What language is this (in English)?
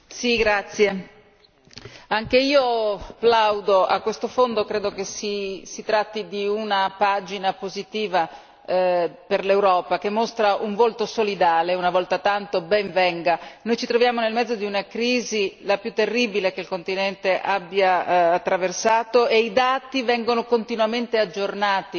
Italian